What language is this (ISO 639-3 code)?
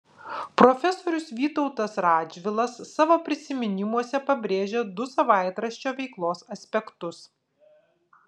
lit